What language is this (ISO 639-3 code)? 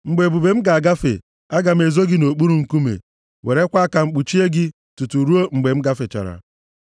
ibo